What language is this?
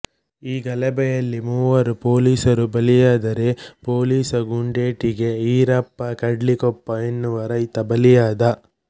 Kannada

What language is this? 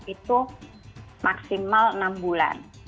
Indonesian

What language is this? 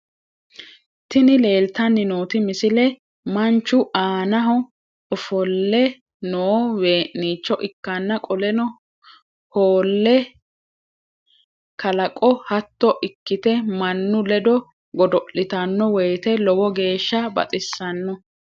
Sidamo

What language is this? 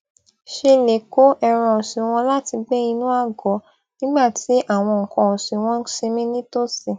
Yoruba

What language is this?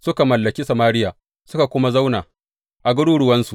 Hausa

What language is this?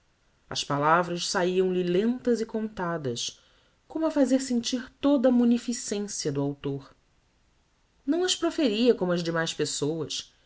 Portuguese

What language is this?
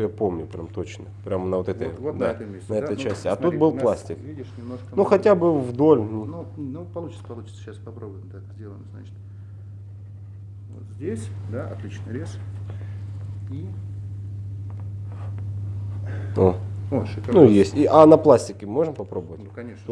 Russian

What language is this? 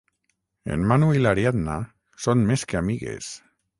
Catalan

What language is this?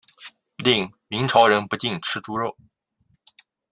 Chinese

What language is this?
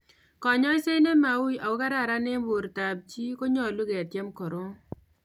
Kalenjin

